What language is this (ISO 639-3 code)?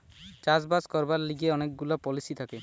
ben